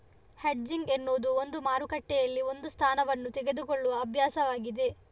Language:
Kannada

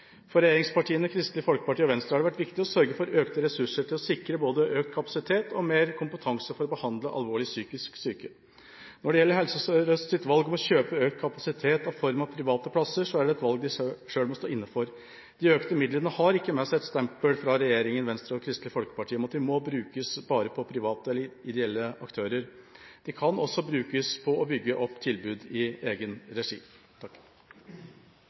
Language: Norwegian Bokmål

